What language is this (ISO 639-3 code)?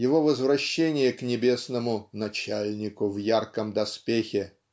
rus